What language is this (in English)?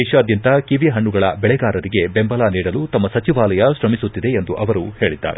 Kannada